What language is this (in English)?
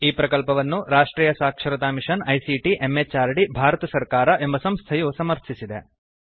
Kannada